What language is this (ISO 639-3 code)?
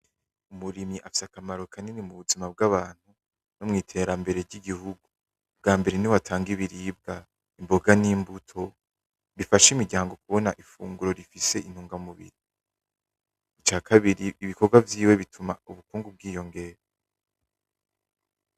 run